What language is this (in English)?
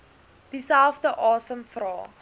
Afrikaans